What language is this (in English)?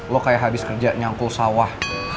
Indonesian